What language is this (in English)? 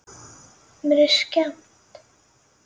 Icelandic